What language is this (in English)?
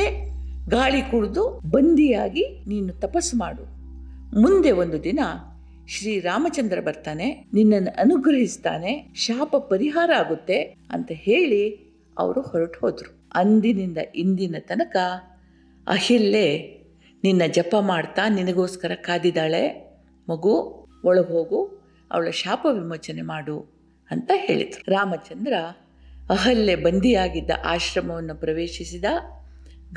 Kannada